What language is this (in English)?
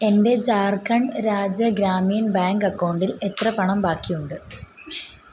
Malayalam